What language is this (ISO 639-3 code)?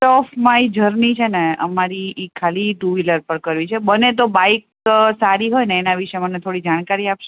guj